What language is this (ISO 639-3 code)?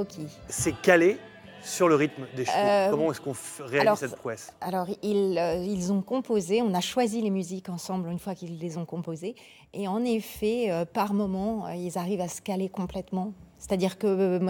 fra